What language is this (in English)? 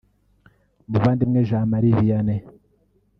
Kinyarwanda